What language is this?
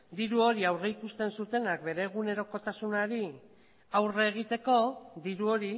Basque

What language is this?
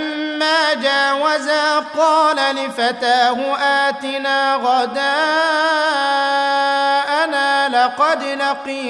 Arabic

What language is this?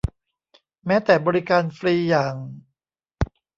Thai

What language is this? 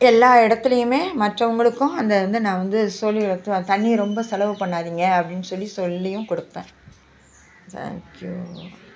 Tamil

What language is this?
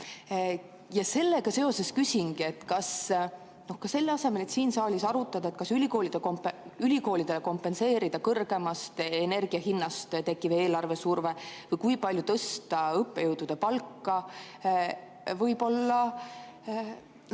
Estonian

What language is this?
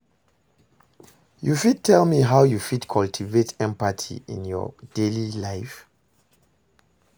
Nigerian Pidgin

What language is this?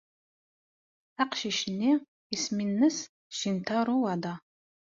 Kabyle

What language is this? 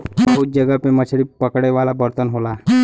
Bhojpuri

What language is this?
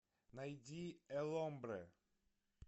Russian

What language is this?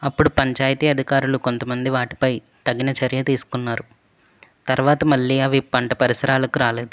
Telugu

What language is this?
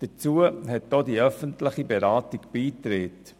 Swiss German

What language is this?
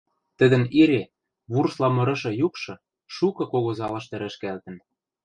Western Mari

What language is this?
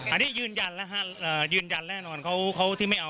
Thai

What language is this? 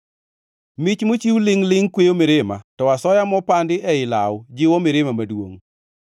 Luo (Kenya and Tanzania)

